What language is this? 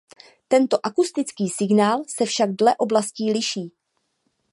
Czech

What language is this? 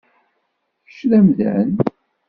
Kabyle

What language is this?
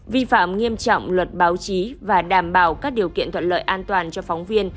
Vietnamese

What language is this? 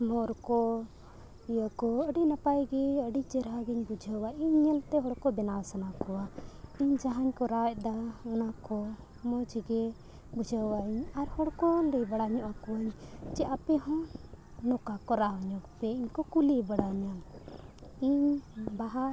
Santali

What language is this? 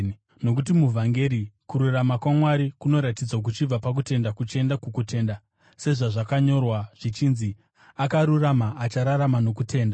Shona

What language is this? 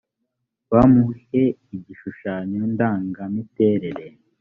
Kinyarwanda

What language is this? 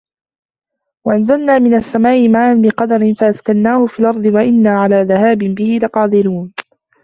Arabic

